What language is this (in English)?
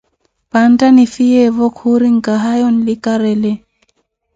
Koti